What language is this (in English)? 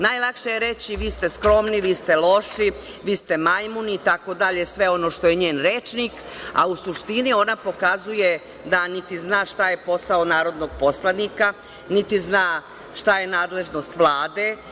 Serbian